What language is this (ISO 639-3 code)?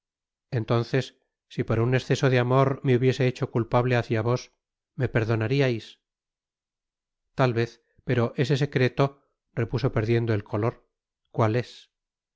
spa